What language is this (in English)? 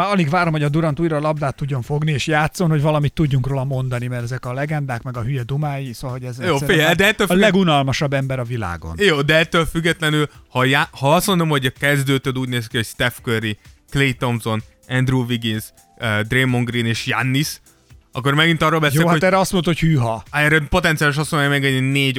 Hungarian